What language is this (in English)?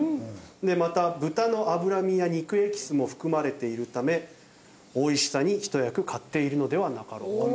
Japanese